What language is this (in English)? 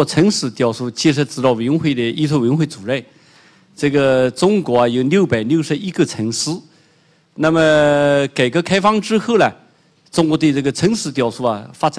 Chinese